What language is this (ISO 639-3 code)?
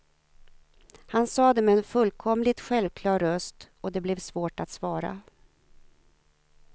swe